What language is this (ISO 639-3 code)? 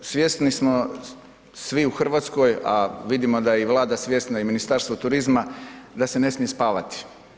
hrv